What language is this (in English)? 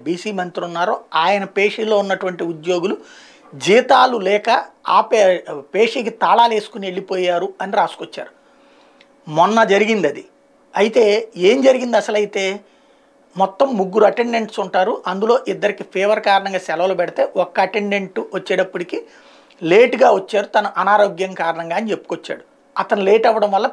Hindi